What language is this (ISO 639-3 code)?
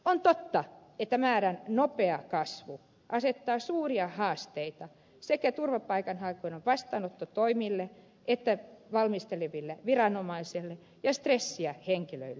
fin